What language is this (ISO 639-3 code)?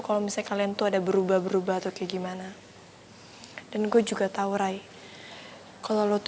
ind